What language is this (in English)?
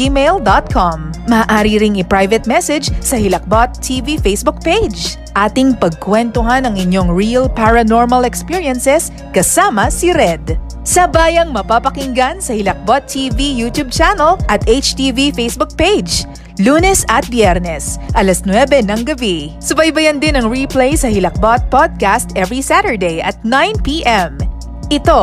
Filipino